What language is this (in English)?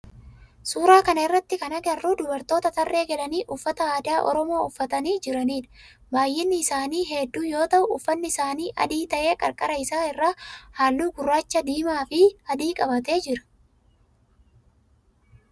Oromo